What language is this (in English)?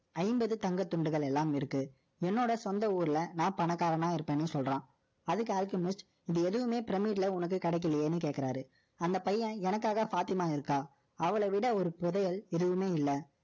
Tamil